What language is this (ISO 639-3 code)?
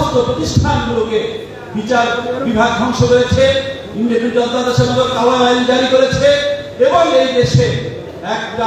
tur